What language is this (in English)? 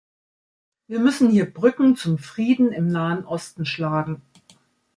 German